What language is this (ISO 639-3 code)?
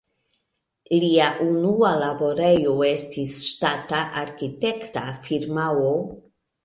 epo